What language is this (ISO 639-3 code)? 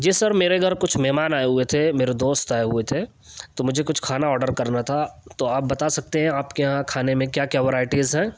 urd